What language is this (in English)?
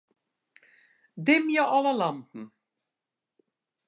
Western Frisian